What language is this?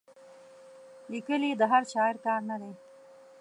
Pashto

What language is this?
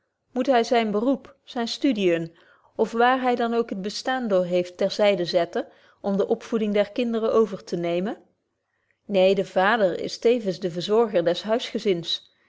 Dutch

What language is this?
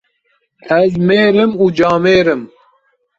Kurdish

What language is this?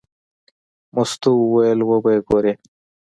Pashto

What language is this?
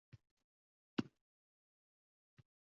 Uzbek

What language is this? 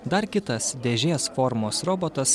Lithuanian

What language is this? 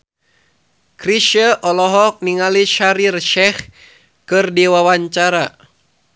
Sundanese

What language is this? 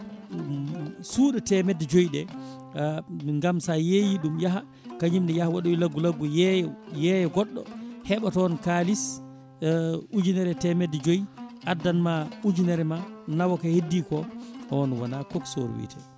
Fula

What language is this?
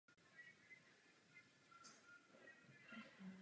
Czech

